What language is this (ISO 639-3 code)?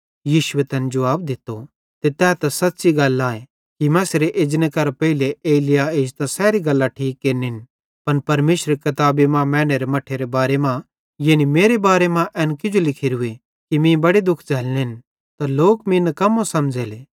bhd